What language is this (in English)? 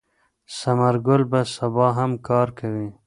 Pashto